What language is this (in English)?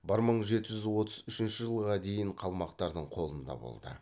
Kazakh